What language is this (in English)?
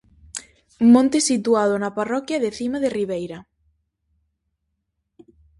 Galician